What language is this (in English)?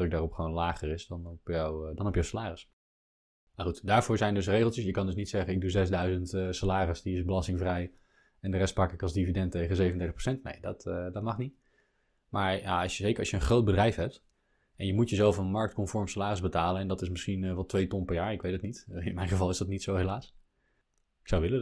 Dutch